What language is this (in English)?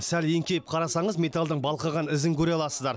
Kazakh